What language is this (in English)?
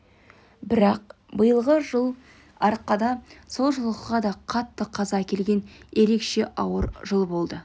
Kazakh